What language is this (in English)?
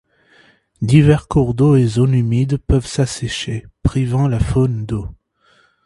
French